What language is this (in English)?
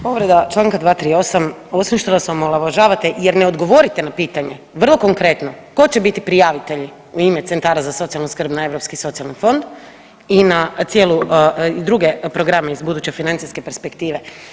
Croatian